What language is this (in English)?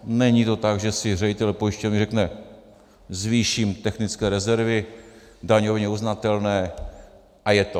Czech